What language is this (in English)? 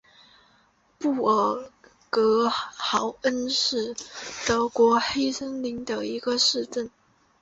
Chinese